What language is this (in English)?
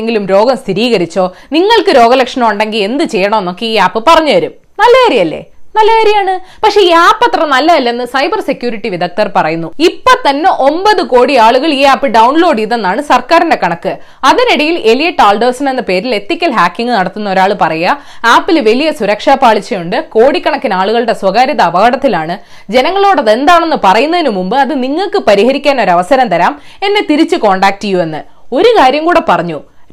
Malayalam